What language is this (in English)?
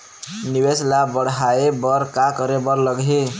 Chhattisgarhi